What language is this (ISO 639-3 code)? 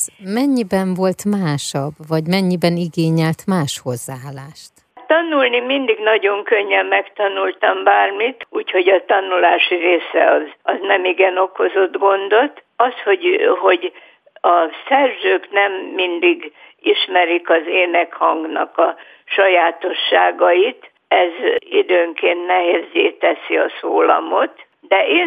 hun